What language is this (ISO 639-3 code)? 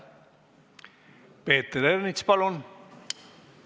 est